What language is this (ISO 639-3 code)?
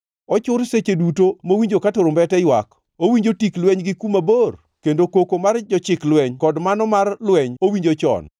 luo